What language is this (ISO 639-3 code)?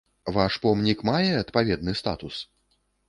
bel